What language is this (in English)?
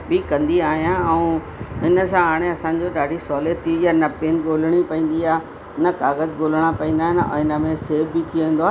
Sindhi